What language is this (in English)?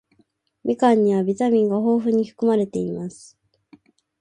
Japanese